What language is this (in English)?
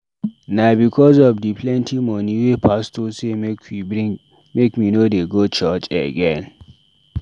Nigerian Pidgin